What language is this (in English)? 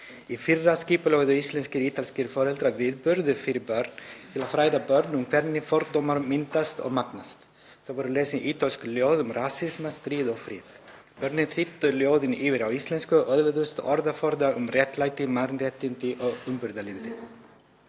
Icelandic